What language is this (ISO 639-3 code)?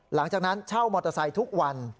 tha